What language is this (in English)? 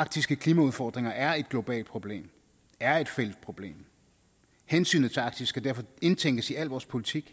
Danish